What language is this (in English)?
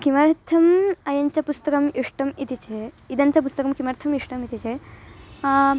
Sanskrit